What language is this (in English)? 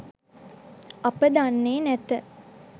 Sinhala